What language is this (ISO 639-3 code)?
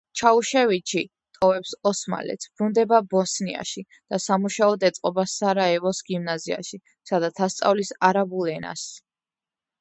kat